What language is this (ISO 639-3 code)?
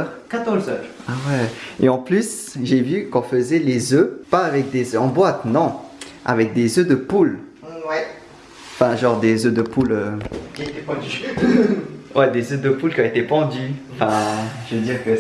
fra